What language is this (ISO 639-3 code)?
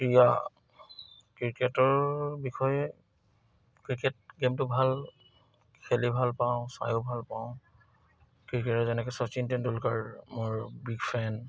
asm